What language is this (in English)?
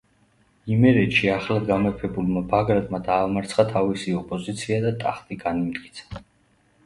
Georgian